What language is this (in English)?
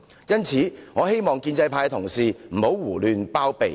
Cantonese